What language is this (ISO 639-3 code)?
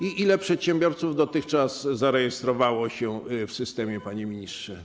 pol